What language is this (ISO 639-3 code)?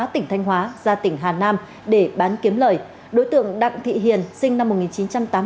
vie